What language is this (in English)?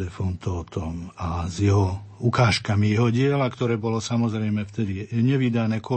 Slovak